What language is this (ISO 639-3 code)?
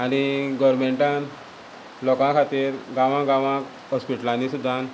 kok